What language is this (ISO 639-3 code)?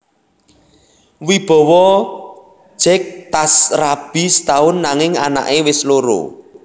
jav